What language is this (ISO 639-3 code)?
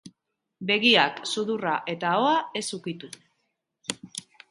eus